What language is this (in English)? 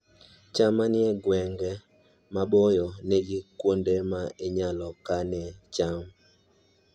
Luo (Kenya and Tanzania)